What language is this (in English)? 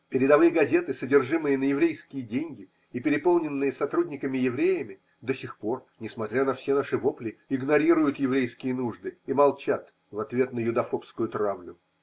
Russian